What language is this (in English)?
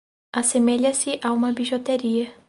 Portuguese